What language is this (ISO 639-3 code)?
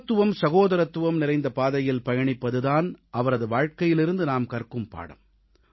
tam